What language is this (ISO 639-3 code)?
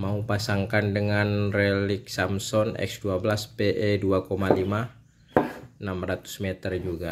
ind